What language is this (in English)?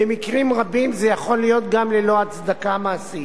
Hebrew